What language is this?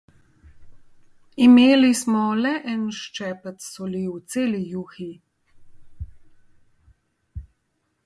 Slovenian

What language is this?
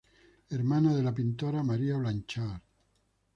Spanish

